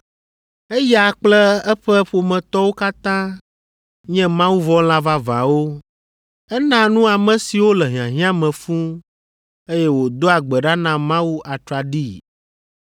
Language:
Ewe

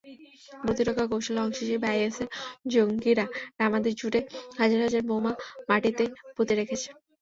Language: Bangla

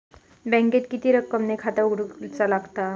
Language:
Marathi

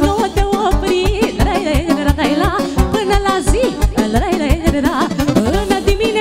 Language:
Romanian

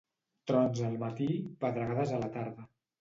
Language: Catalan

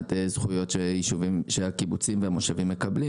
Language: Hebrew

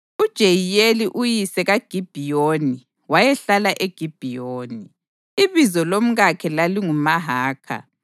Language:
North Ndebele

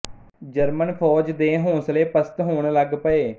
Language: Punjabi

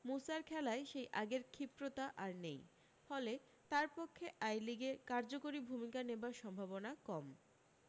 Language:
Bangla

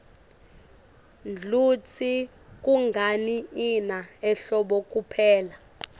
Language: Swati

